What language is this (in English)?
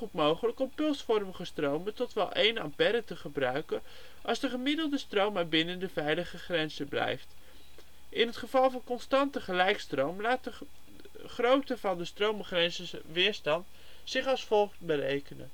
Dutch